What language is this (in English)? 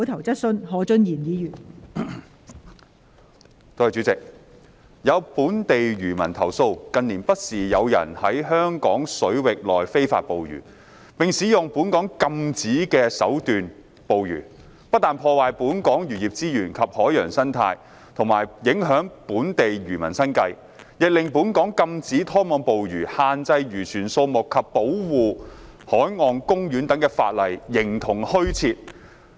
Cantonese